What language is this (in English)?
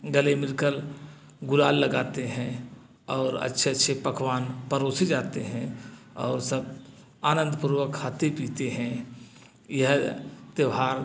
Hindi